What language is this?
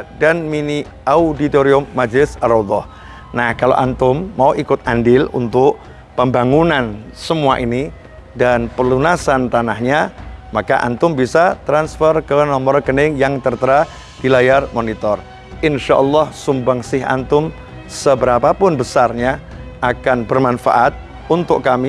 Indonesian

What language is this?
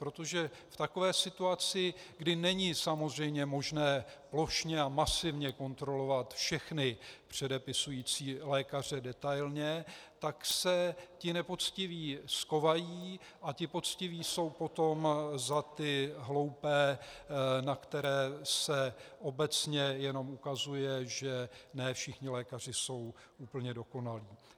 Czech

